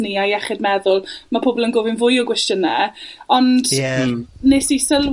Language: Welsh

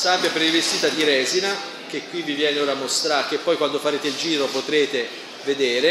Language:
Italian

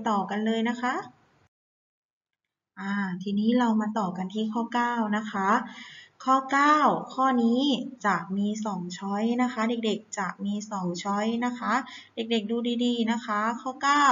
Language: Thai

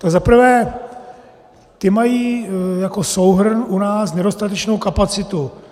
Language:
Czech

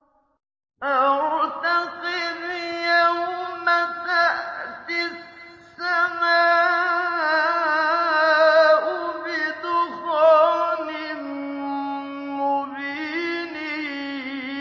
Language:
Arabic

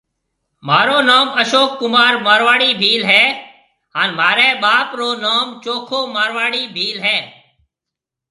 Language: Marwari (Pakistan)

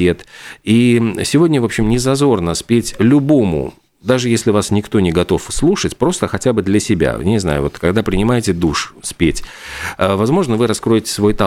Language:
Russian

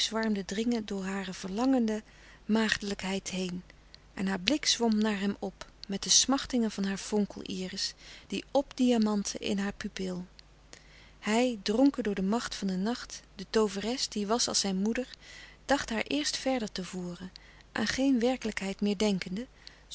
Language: Dutch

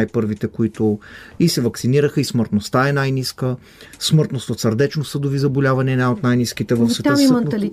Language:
Bulgarian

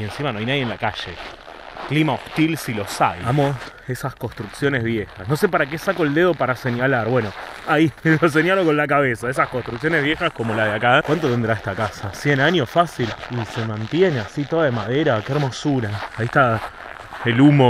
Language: Spanish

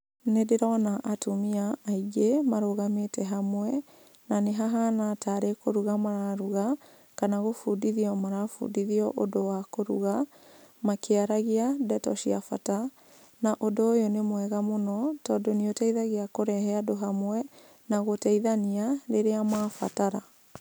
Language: Kikuyu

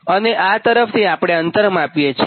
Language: Gujarati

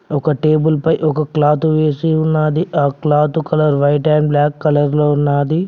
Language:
Telugu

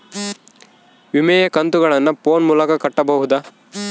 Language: Kannada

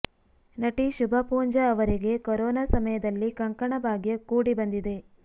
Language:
Kannada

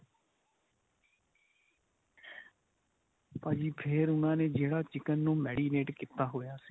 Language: Punjabi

